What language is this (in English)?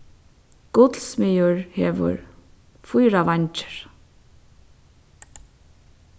Faroese